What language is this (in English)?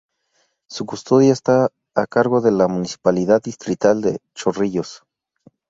Spanish